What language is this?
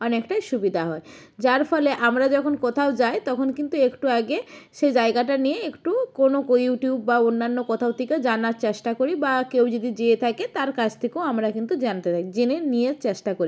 Bangla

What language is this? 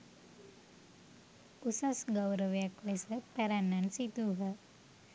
Sinhala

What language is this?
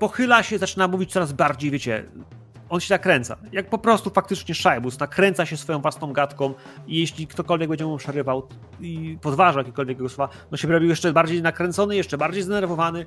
Polish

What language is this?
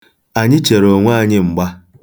Igbo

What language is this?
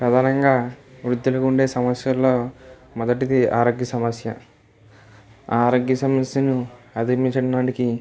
Telugu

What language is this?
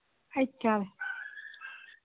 Manipuri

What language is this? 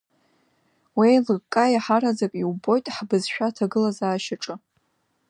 Abkhazian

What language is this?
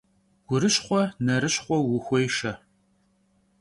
Kabardian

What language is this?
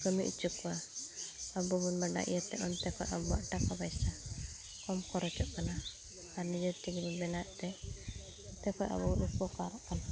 Santali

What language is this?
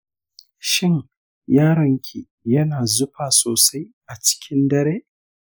Hausa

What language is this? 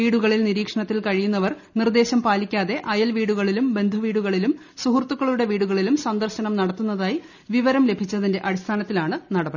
Malayalam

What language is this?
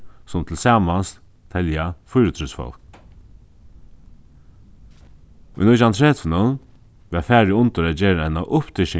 Faroese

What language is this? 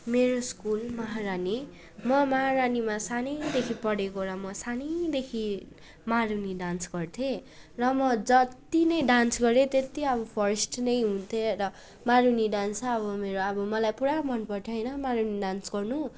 Nepali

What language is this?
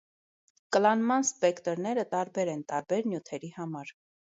Armenian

